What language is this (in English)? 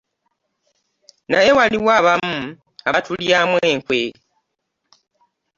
Ganda